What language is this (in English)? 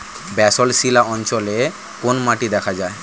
Bangla